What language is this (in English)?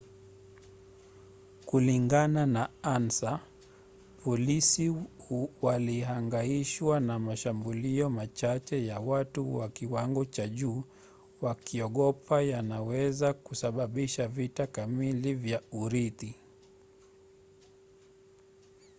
Swahili